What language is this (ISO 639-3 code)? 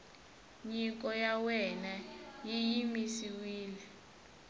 tso